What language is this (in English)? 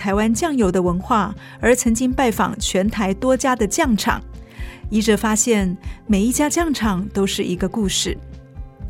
Chinese